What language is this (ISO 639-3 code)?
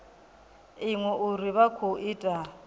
ven